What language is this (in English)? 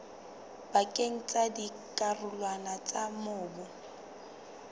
Southern Sotho